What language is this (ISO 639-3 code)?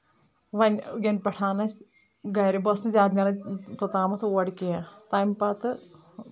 kas